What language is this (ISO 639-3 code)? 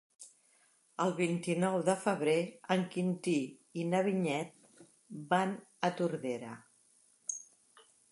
cat